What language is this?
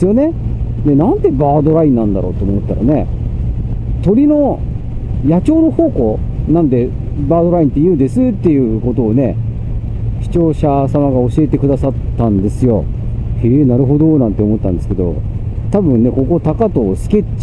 Japanese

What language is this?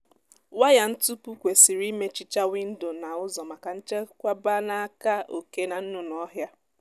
Igbo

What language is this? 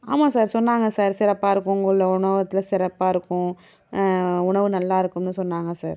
Tamil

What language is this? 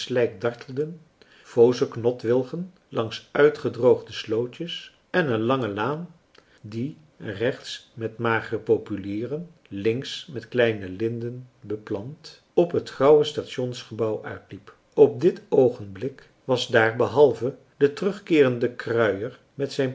Dutch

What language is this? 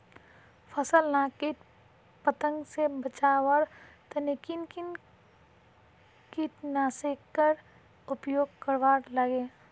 Magahi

